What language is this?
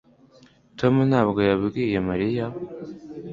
Kinyarwanda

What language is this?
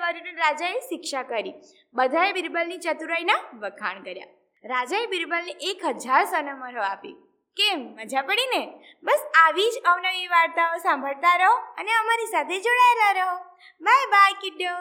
Gujarati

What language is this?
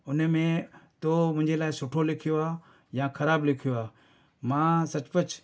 Sindhi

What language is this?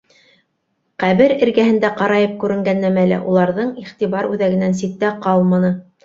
Bashkir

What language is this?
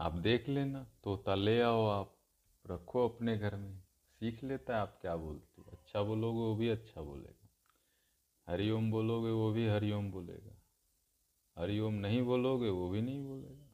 Hindi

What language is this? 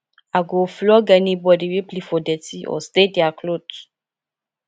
Nigerian Pidgin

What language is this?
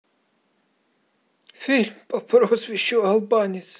Russian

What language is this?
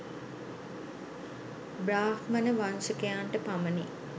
Sinhala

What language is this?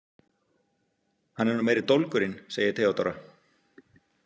Icelandic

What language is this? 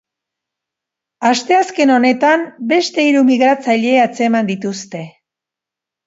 Basque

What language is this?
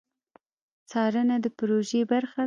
Pashto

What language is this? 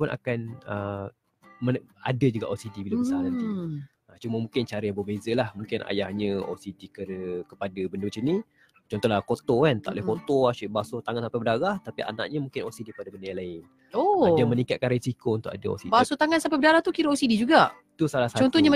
Malay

